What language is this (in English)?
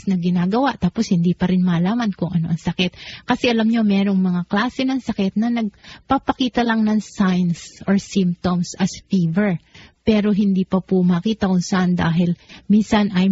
Filipino